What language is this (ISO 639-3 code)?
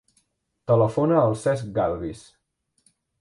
cat